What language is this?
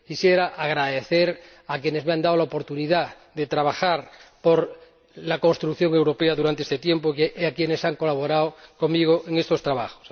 Spanish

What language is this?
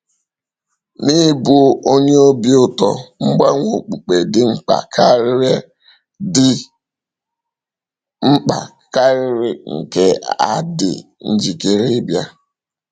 Igbo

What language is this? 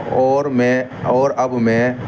Urdu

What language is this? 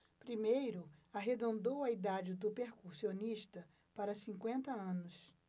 Portuguese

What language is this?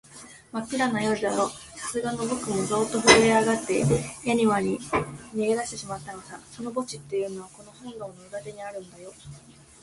Japanese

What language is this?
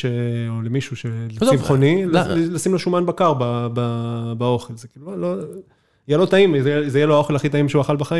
Hebrew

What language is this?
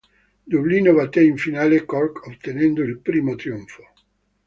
Italian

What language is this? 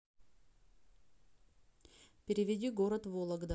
Russian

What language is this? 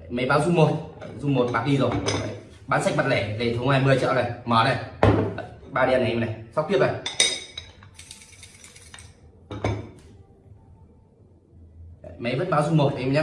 Vietnamese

